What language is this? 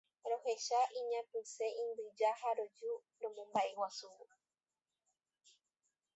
Guarani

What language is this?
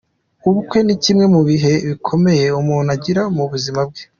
Kinyarwanda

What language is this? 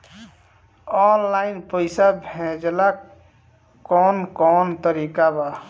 Bhojpuri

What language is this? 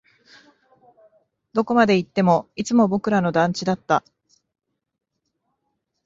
Japanese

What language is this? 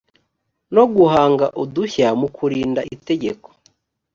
Kinyarwanda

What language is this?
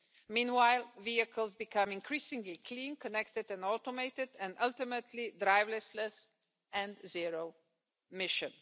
English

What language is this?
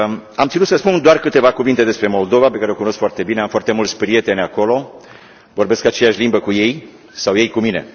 Romanian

